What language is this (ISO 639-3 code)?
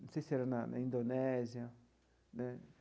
por